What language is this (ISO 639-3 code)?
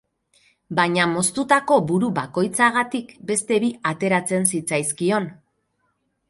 eus